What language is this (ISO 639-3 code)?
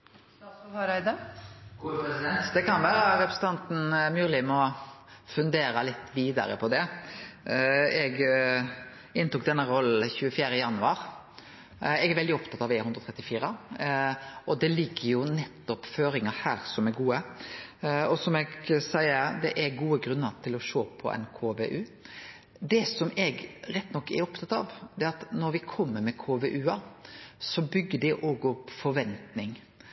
nor